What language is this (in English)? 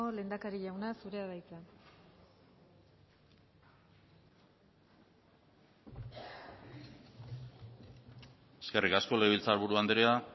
Basque